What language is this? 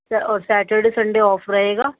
Urdu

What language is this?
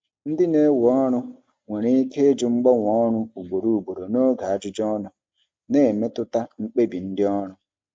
Igbo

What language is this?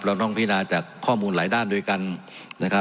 Thai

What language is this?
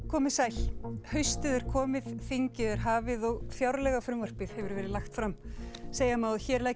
Icelandic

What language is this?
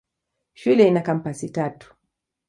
Swahili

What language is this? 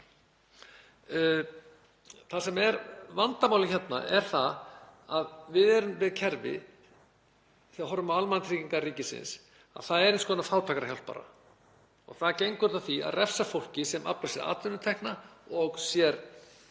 Icelandic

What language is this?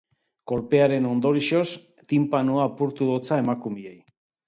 Basque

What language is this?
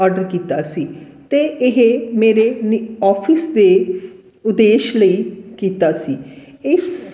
Punjabi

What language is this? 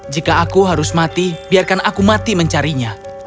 Indonesian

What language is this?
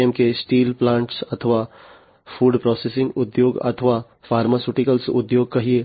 Gujarati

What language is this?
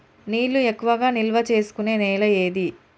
Telugu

